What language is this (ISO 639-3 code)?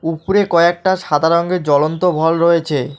ben